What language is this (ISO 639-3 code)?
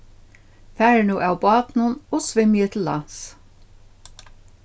fao